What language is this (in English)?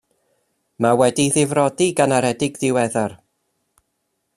Welsh